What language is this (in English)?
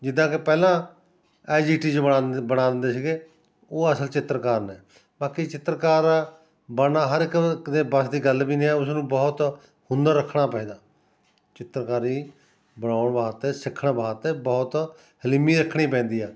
Punjabi